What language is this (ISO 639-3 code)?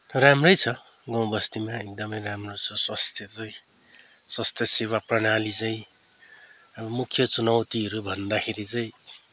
nep